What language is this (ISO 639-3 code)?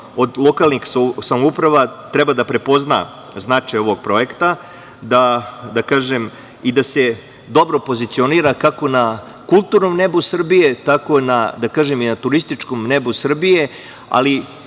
srp